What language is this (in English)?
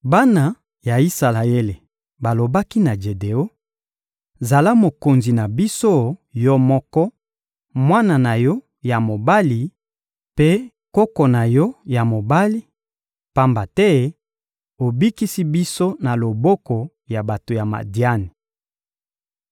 Lingala